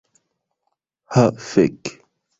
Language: Esperanto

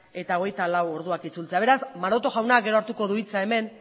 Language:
Basque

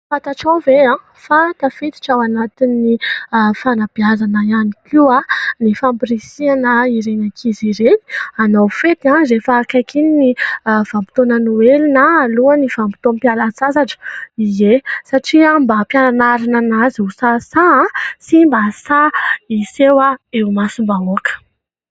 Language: Malagasy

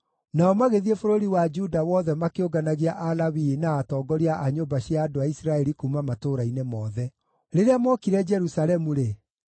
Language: Kikuyu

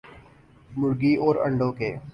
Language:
Urdu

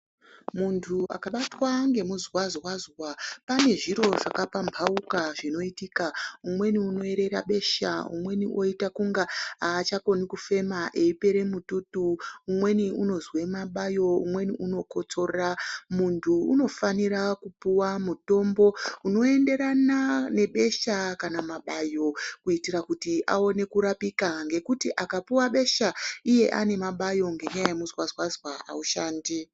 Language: Ndau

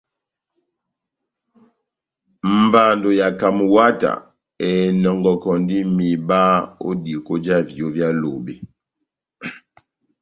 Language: Batanga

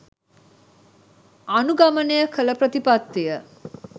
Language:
Sinhala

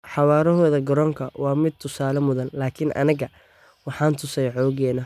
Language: Somali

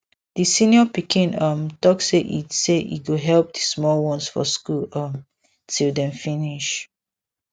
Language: Nigerian Pidgin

